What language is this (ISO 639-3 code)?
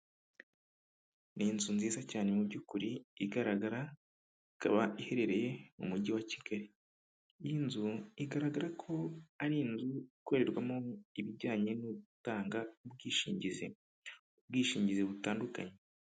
kin